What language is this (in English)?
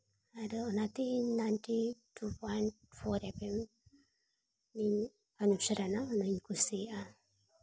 Santali